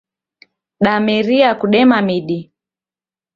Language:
Taita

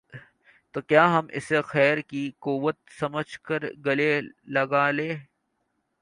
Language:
Urdu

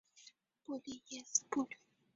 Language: Chinese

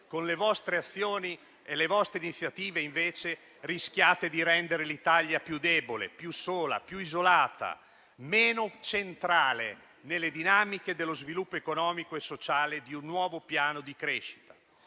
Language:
Italian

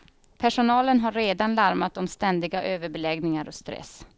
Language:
Swedish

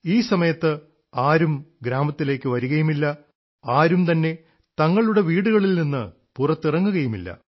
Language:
Malayalam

